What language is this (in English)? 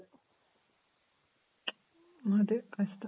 Kannada